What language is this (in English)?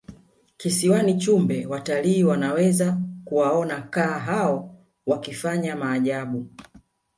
Swahili